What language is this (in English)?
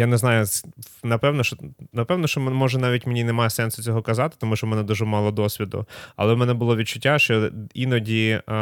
Ukrainian